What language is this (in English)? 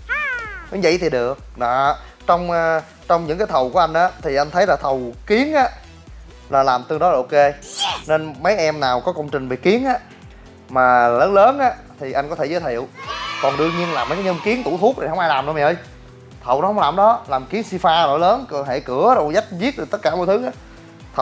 Vietnamese